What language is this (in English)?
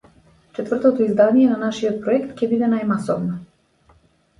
Macedonian